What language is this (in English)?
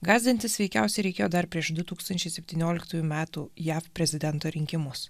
Lithuanian